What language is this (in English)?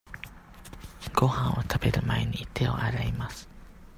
Japanese